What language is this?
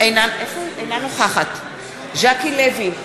Hebrew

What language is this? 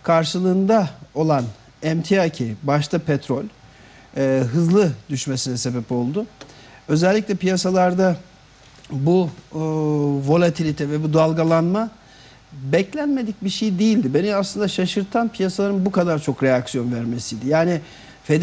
Turkish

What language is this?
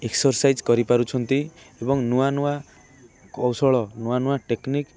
Odia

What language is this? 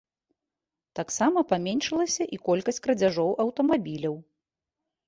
Belarusian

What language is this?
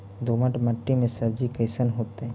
Magahi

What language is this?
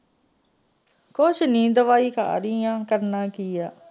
Punjabi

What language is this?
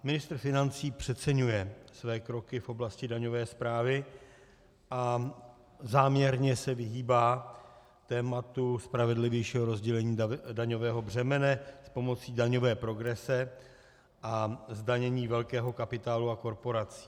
Czech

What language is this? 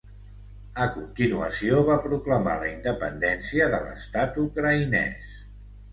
Catalan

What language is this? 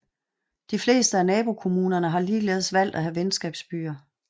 Danish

